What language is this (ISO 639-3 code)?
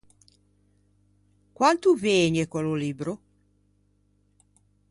lij